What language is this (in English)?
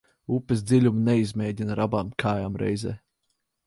Latvian